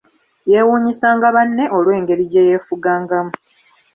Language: Ganda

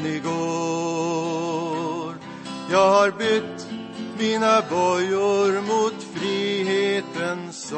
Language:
Swedish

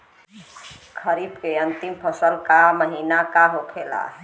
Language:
Bhojpuri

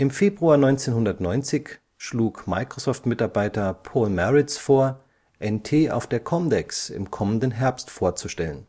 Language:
German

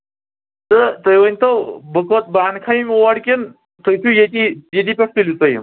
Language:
Kashmiri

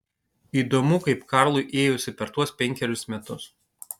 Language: Lithuanian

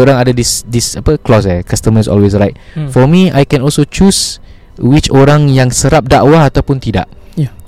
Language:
Malay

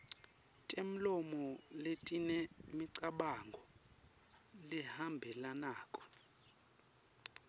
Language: Swati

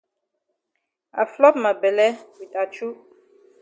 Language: Cameroon Pidgin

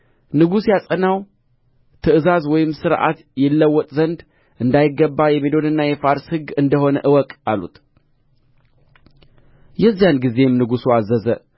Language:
Amharic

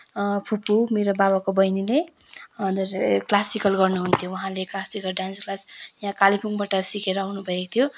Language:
Nepali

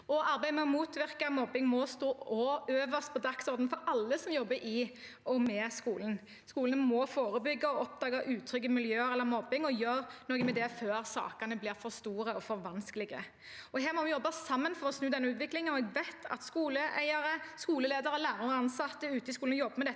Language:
Norwegian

